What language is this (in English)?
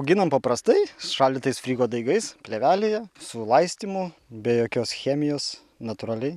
Lithuanian